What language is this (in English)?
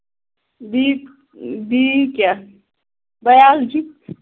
Kashmiri